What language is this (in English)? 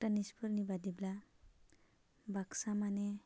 Bodo